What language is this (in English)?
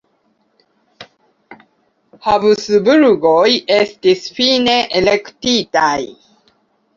Esperanto